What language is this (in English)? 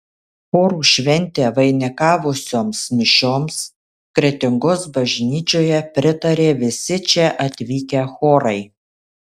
Lithuanian